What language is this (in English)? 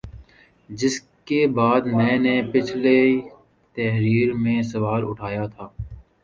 Urdu